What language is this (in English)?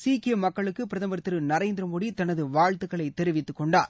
Tamil